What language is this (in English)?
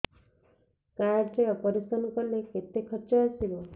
Odia